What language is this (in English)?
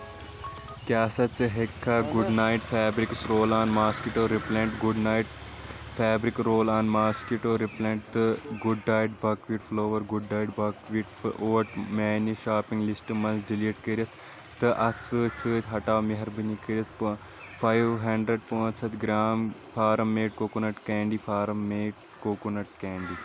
Kashmiri